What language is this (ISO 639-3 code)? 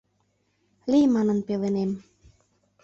chm